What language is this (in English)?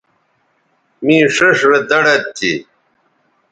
Bateri